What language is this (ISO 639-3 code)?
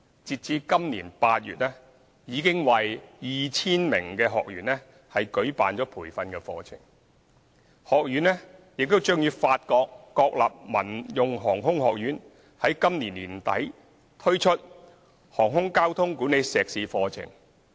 yue